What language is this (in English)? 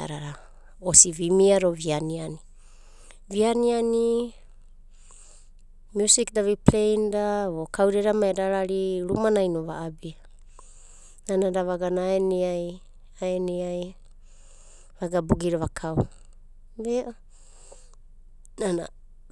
Abadi